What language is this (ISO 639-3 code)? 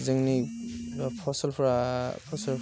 brx